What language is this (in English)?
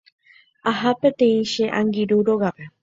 Guarani